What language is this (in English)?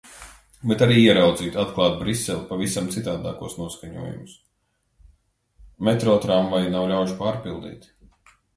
Latvian